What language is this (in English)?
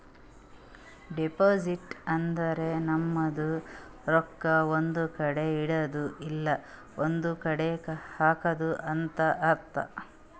Kannada